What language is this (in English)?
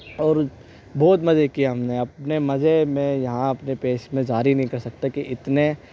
Urdu